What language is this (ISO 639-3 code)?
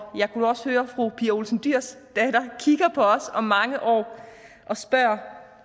dan